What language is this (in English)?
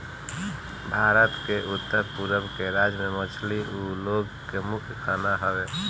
Bhojpuri